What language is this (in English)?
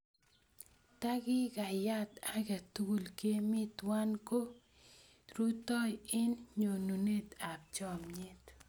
Kalenjin